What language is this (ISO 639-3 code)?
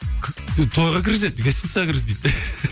kaz